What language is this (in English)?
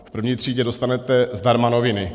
Czech